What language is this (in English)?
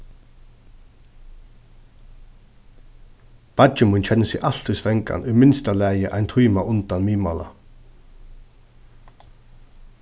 Faroese